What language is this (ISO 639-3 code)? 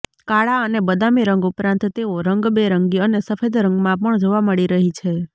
guj